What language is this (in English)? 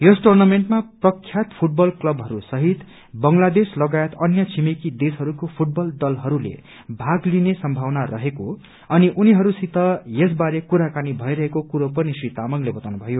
Nepali